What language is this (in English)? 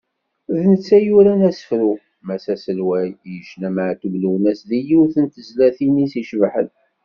Kabyle